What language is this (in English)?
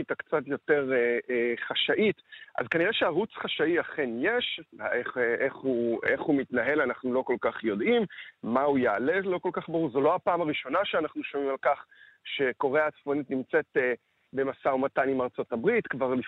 Hebrew